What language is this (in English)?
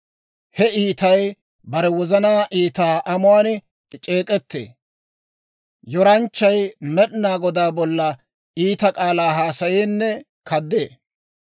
Dawro